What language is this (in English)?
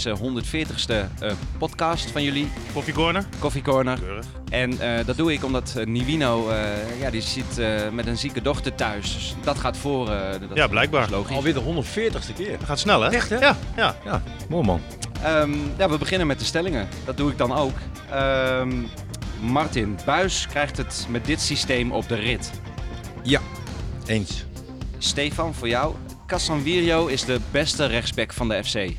Dutch